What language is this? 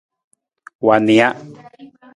Nawdm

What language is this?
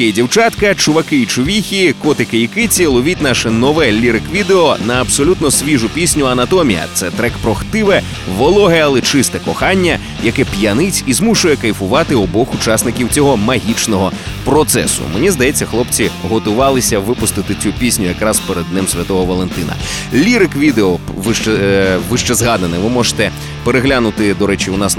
Ukrainian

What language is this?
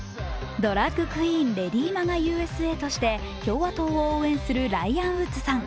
Japanese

